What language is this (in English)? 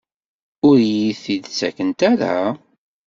Kabyle